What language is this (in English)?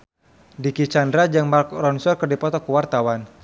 Sundanese